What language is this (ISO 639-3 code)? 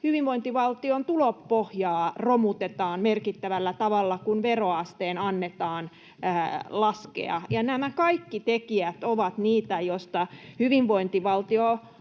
fin